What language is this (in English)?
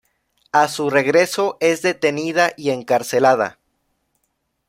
Spanish